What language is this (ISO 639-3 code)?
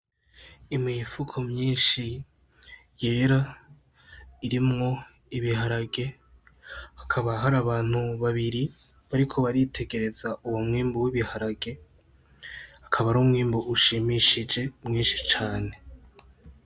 run